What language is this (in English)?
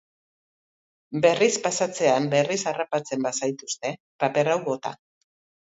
Basque